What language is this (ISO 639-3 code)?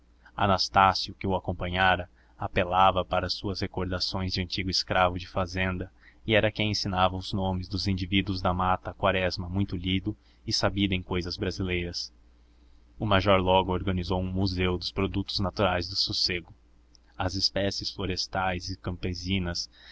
por